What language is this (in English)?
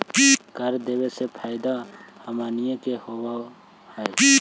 Magahi